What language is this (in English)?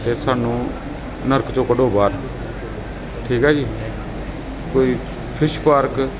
Punjabi